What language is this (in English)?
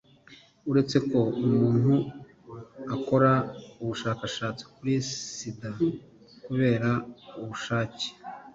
Kinyarwanda